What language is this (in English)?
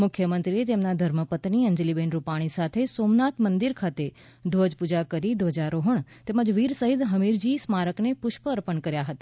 Gujarati